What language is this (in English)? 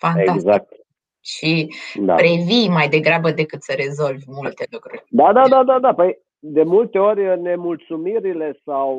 Romanian